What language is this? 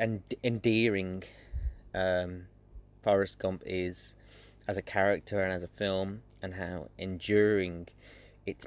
English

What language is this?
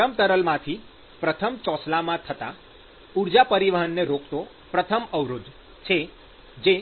Gujarati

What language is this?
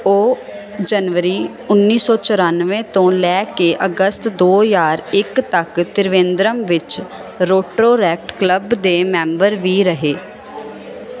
Punjabi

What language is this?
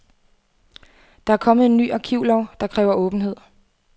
Danish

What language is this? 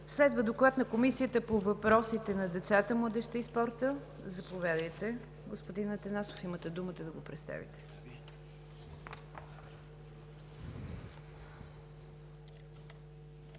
Bulgarian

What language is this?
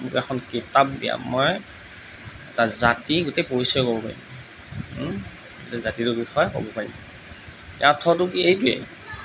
Assamese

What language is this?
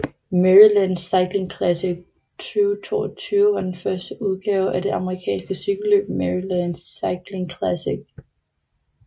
Danish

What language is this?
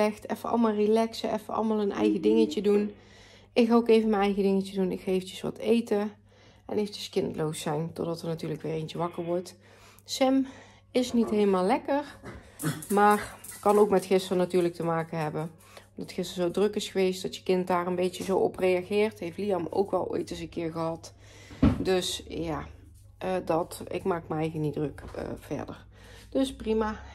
Dutch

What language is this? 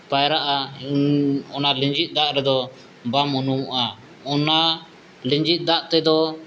Santali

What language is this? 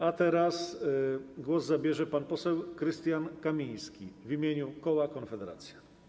Polish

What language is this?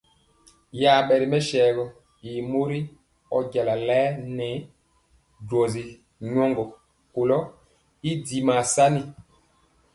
Mpiemo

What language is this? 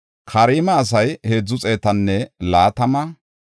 Gofa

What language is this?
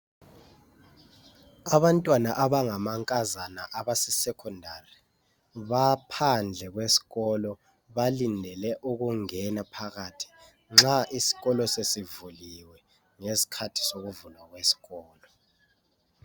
North Ndebele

